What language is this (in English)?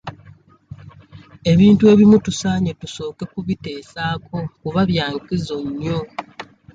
Ganda